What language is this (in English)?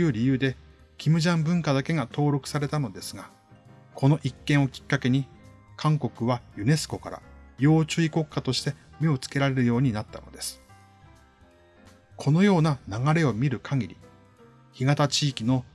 Japanese